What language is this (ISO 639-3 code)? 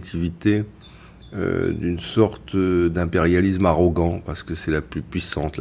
fra